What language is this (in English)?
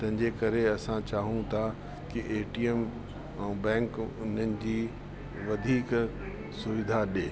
Sindhi